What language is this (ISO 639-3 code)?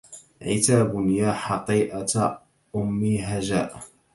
ara